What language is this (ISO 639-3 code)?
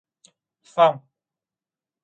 vie